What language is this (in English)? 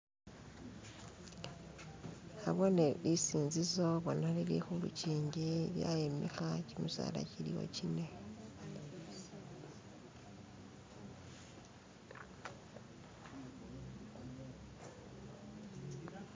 Masaaba